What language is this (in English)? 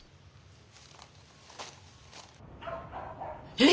Japanese